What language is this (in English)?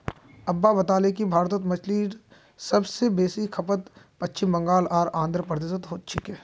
Magahi